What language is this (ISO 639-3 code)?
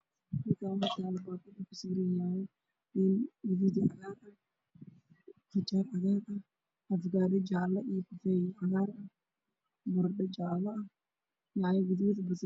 som